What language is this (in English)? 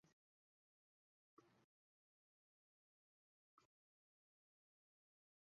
Chinese